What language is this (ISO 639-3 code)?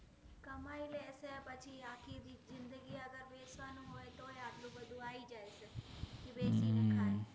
guj